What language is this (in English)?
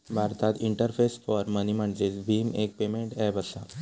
Marathi